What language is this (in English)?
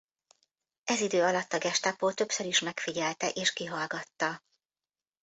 Hungarian